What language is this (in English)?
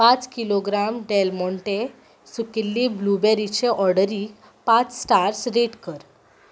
Konkani